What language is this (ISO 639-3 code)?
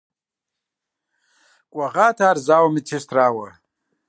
kbd